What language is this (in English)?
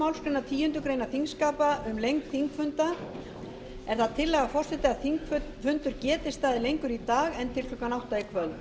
Icelandic